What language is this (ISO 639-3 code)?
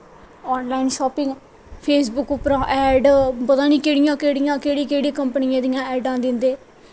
doi